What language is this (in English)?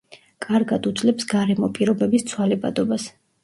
Georgian